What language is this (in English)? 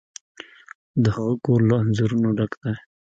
Pashto